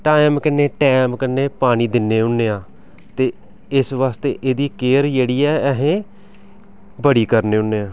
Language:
Dogri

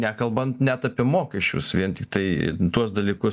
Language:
Lithuanian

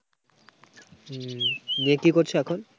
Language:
Bangla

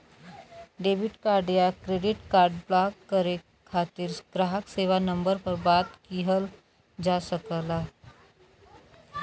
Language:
Bhojpuri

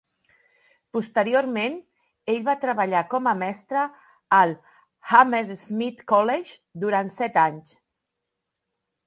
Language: Catalan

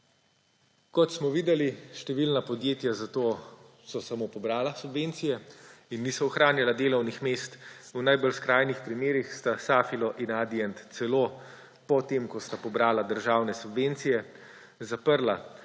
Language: Slovenian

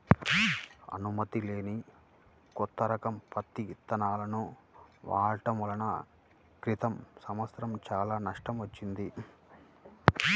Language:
Telugu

